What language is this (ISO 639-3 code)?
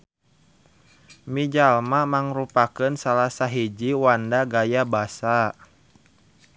sun